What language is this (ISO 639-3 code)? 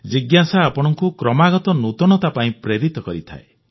ori